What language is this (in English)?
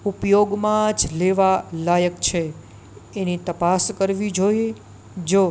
Gujarati